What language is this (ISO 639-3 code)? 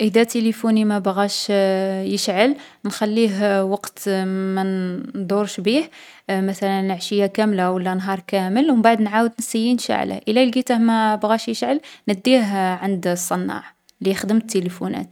arq